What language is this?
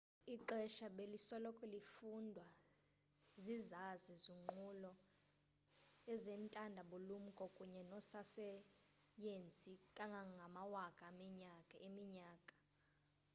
Xhosa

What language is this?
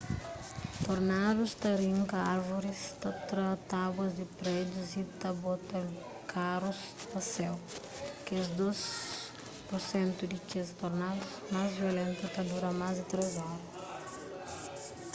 Kabuverdianu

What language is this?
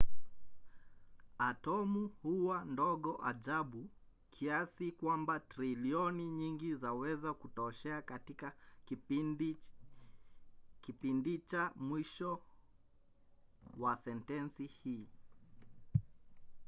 Swahili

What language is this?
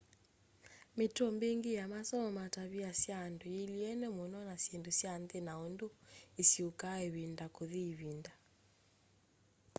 Kamba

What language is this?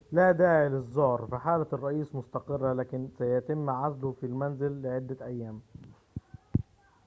Arabic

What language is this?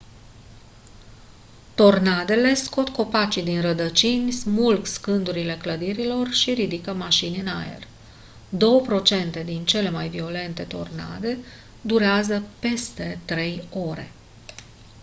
Romanian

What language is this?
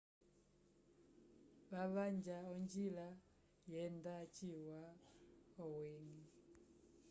Umbundu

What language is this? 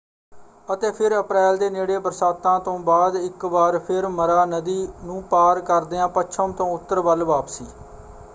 Punjabi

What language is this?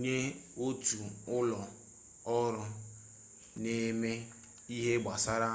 Igbo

